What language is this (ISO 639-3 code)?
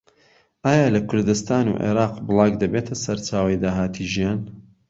ckb